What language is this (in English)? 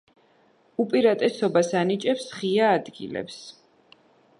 Georgian